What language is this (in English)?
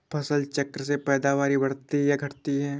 Hindi